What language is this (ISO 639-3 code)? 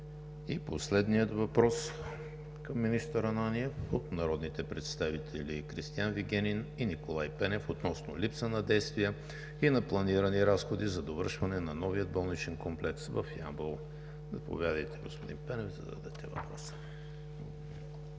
bul